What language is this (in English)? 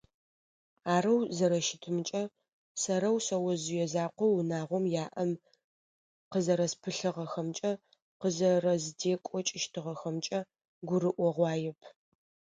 Adyghe